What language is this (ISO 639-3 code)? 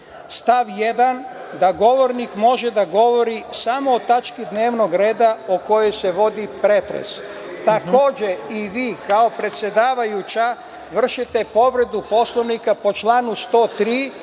srp